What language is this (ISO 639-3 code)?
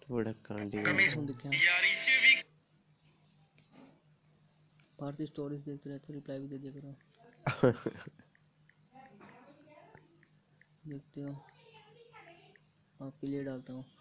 hin